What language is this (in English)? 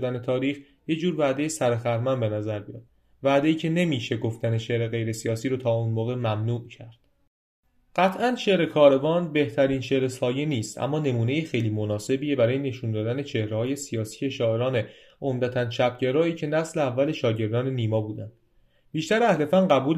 Persian